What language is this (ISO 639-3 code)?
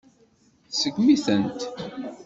kab